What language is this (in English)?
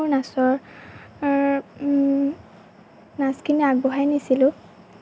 Assamese